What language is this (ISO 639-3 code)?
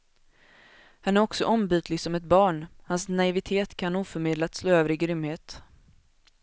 swe